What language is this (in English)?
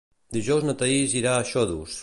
Catalan